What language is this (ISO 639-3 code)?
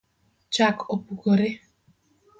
luo